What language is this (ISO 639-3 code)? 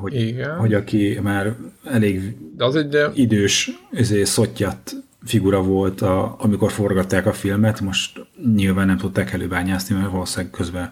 hun